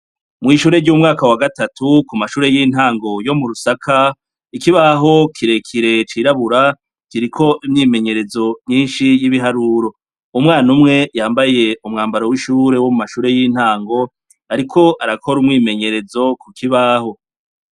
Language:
Rundi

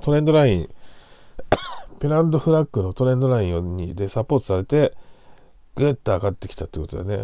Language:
Japanese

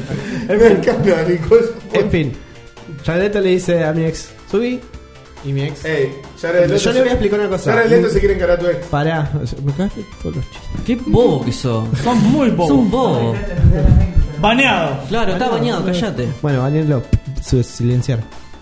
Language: Spanish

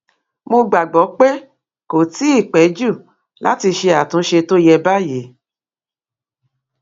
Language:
Yoruba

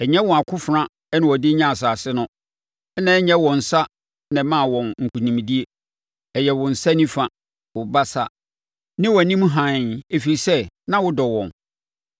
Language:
Akan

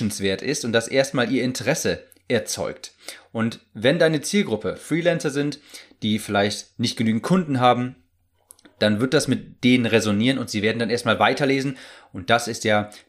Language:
German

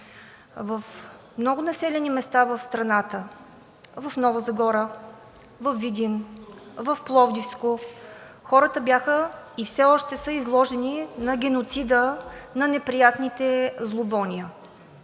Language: Bulgarian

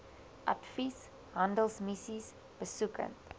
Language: Afrikaans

